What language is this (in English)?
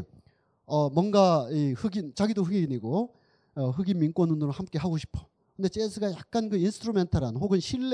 Korean